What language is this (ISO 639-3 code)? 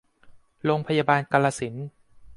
tha